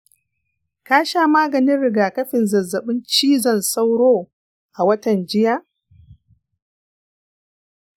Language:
Hausa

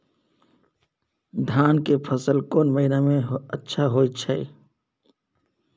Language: Maithili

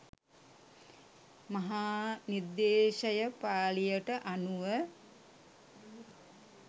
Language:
Sinhala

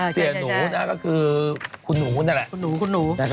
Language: Thai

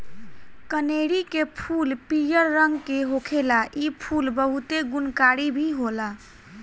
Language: Bhojpuri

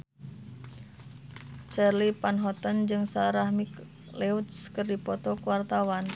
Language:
Sundanese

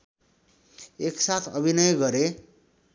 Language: Nepali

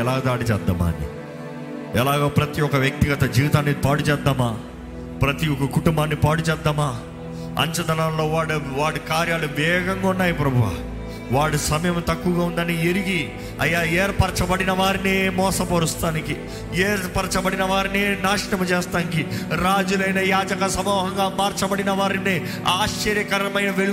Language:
Telugu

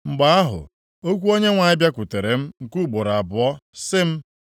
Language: Igbo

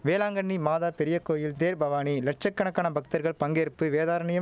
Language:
Tamil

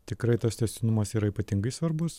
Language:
Lithuanian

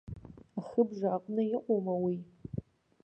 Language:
Abkhazian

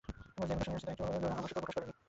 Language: Bangla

